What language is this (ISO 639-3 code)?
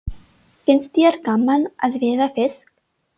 isl